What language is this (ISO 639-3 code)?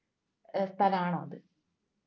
mal